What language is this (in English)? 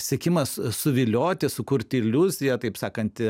Lithuanian